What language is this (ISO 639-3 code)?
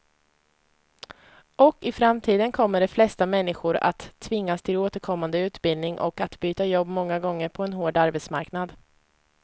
swe